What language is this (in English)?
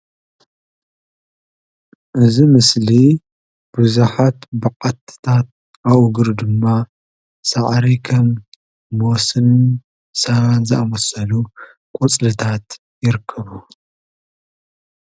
Tigrinya